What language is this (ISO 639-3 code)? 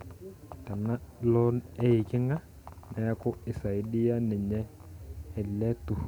mas